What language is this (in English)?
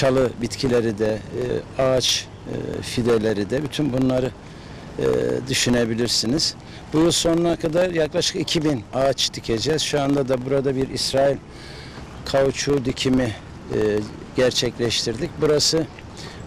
Turkish